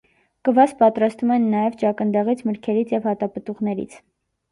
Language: Armenian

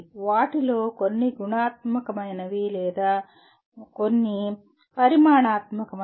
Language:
Telugu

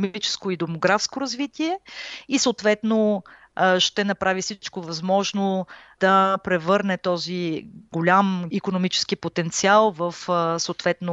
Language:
Bulgarian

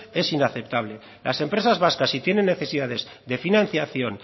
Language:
Spanish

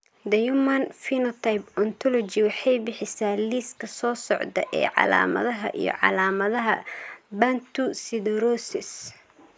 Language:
Somali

